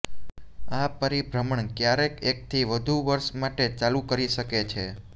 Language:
Gujarati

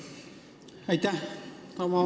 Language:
Estonian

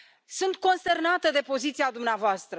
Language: Romanian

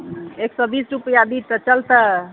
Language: Maithili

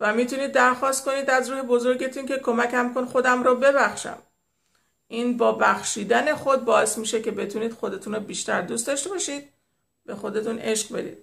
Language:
Persian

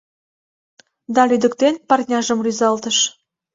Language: Mari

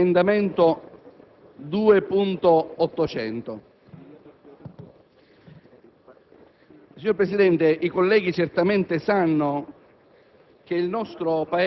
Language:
Italian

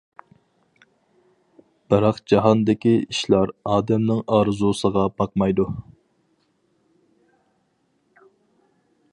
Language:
Uyghur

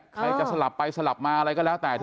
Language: Thai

